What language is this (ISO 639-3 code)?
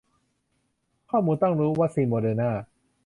tha